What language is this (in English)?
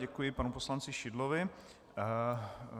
Czech